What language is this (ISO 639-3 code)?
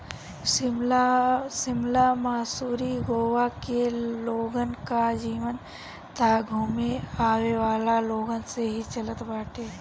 bho